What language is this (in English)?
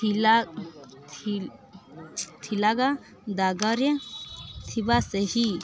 Odia